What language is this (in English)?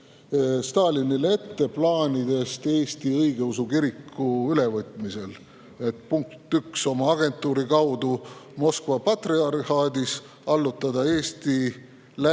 Estonian